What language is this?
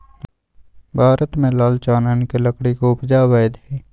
Magahi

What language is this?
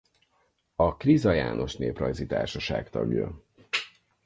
Hungarian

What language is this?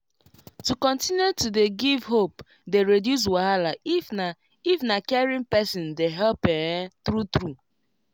Nigerian Pidgin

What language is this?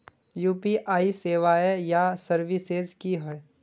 Magahi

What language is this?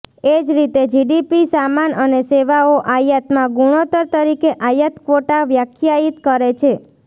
Gujarati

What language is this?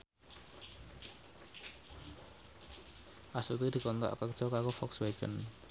Javanese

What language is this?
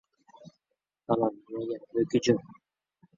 Uzbek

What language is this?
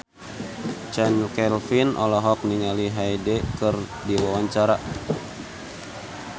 Sundanese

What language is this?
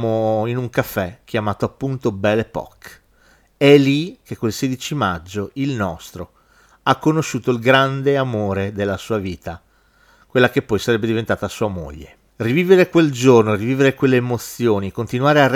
Italian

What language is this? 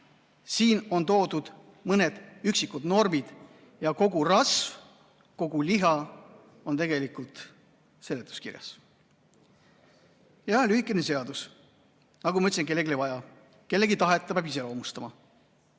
Estonian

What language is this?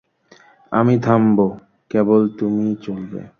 Bangla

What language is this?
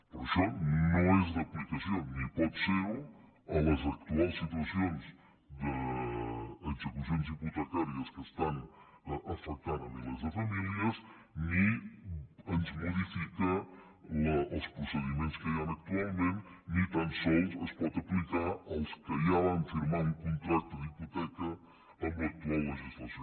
Catalan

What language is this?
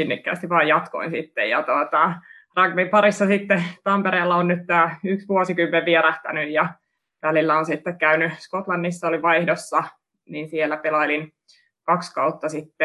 Finnish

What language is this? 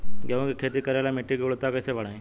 Bhojpuri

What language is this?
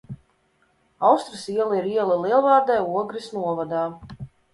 Latvian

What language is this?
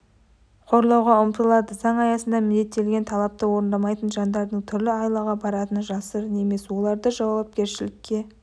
Kazakh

